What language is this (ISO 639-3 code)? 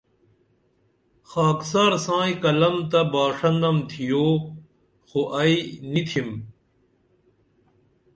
dml